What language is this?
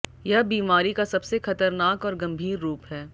Hindi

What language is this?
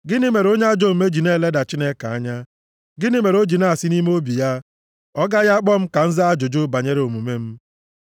Igbo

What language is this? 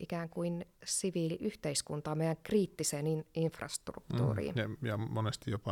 Finnish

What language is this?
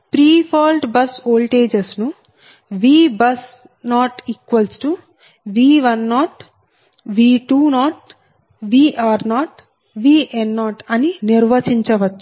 Telugu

